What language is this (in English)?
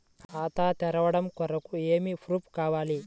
Telugu